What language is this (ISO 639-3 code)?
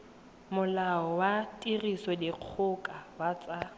tsn